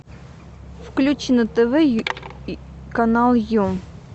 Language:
Russian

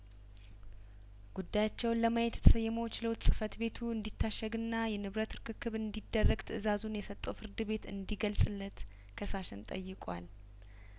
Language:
Amharic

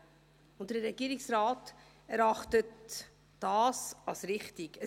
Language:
Swiss German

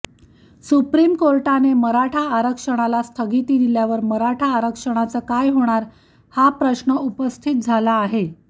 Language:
Marathi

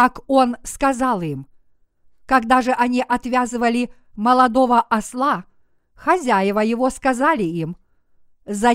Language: Russian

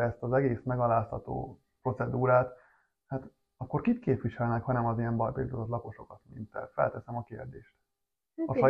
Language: Hungarian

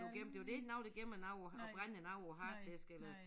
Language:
Danish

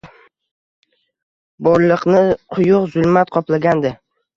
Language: Uzbek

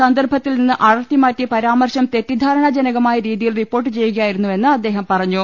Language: Malayalam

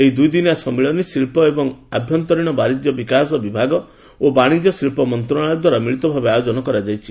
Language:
Odia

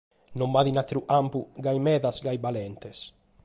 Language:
Sardinian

